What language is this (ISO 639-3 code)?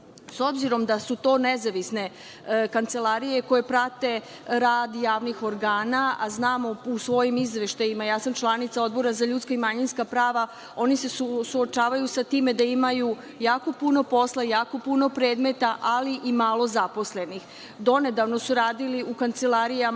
srp